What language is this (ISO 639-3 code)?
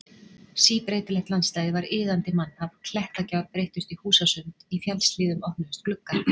isl